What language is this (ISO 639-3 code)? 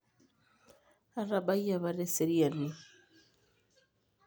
mas